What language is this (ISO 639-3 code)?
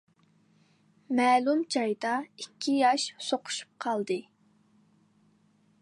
uig